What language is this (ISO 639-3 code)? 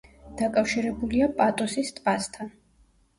kat